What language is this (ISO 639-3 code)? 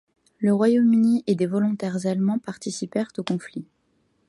fra